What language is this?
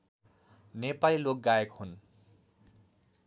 Nepali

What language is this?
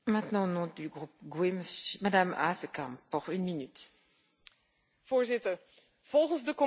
Dutch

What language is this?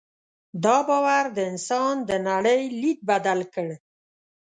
Pashto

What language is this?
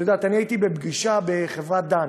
Hebrew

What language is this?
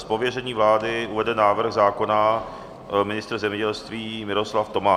Czech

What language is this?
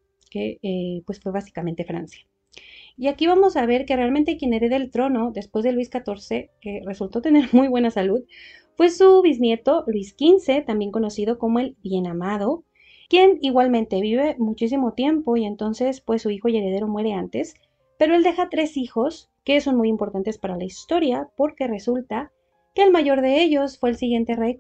Spanish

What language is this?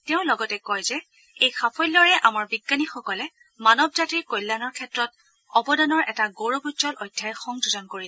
Assamese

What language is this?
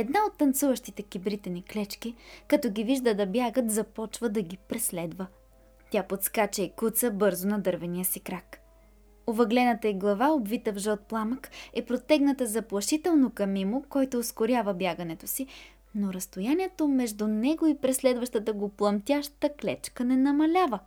Bulgarian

